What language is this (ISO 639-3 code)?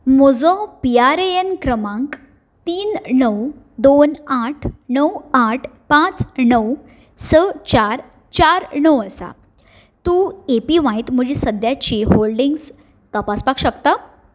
kok